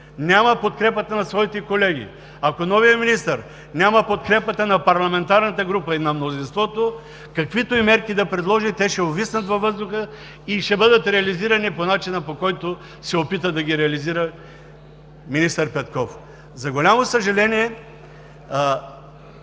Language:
Bulgarian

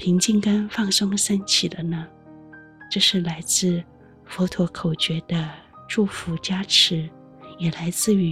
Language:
Chinese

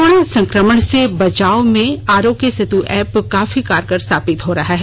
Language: Hindi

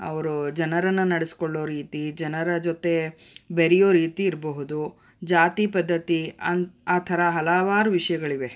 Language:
Kannada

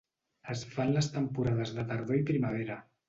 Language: Catalan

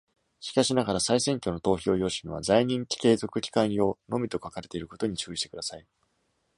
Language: Japanese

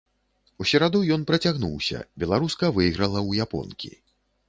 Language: Belarusian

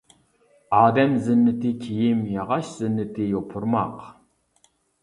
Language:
Uyghur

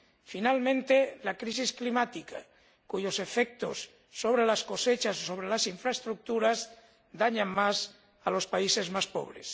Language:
Spanish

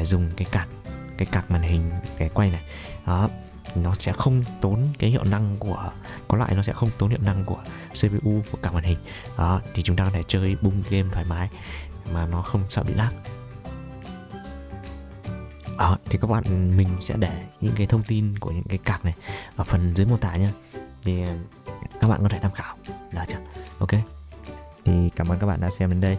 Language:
Vietnamese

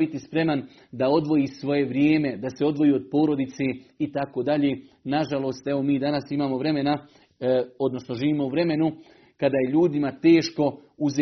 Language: Croatian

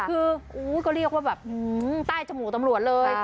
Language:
Thai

